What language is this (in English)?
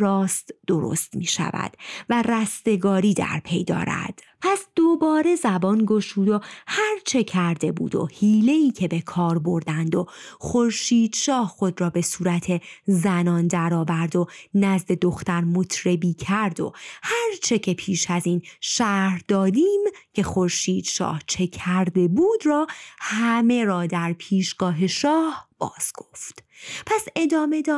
Persian